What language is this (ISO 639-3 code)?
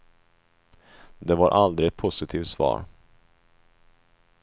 swe